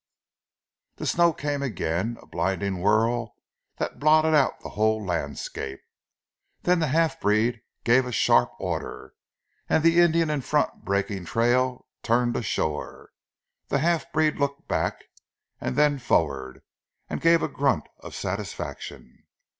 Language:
English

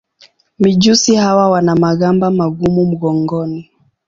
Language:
Swahili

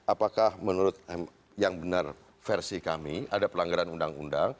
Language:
Indonesian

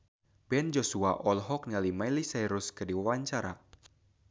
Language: Sundanese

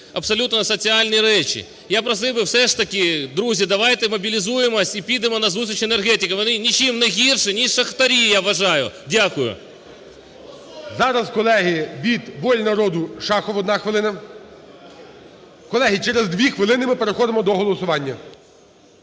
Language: Ukrainian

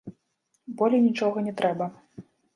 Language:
Belarusian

